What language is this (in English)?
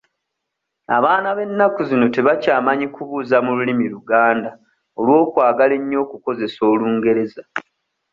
Ganda